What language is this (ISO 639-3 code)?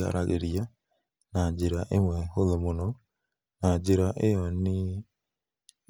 kik